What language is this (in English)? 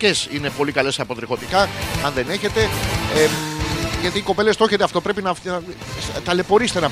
Greek